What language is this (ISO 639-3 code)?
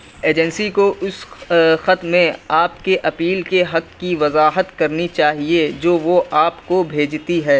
urd